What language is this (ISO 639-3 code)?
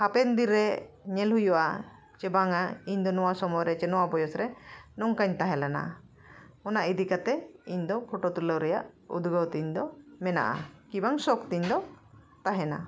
sat